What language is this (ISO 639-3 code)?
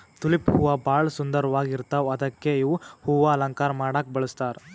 kan